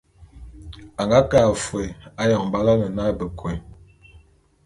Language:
Bulu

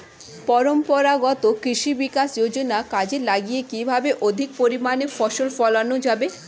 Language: Bangla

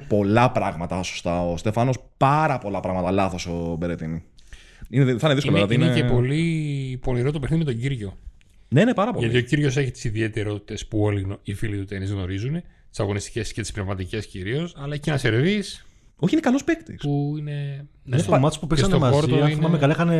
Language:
Greek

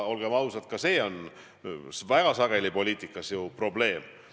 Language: Estonian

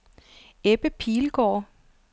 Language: Danish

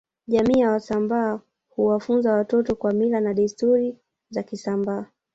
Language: Swahili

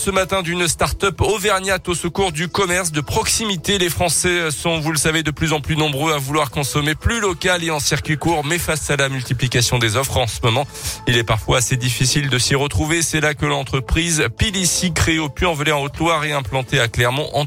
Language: French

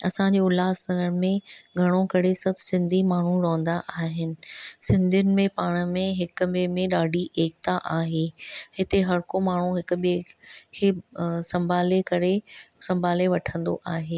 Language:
Sindhi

